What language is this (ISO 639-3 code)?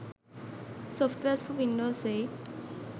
sin